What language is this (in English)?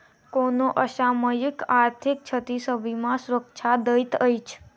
Maithili